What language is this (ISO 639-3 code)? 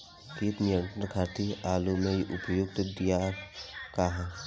bho